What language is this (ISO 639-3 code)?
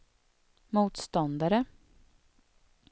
swe